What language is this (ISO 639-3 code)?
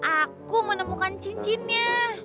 ind